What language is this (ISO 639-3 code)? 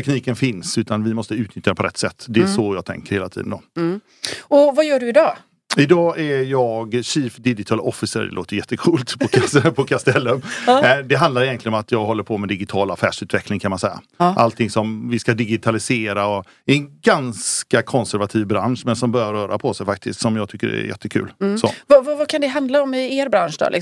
swe